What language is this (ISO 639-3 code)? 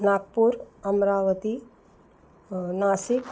san